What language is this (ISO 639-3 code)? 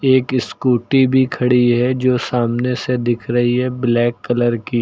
hin